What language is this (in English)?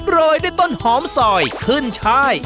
Thai